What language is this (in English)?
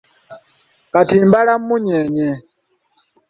Ganda